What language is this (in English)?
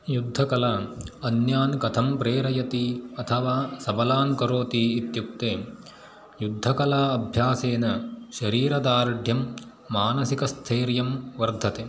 Sanskrit